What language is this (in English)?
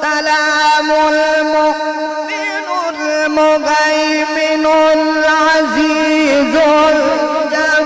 Arabic